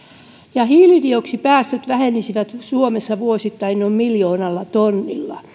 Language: Finnish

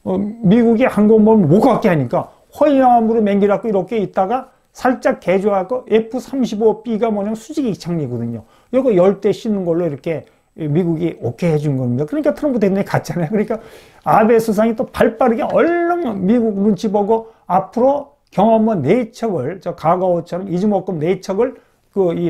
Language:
Korean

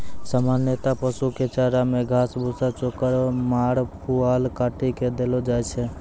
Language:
Maithili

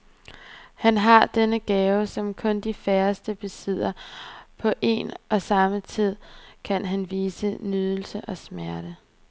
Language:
Danish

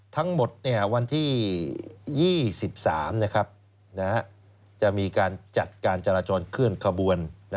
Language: Thai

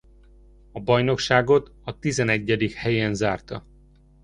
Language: Hungarian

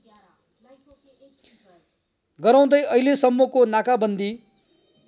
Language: Nepali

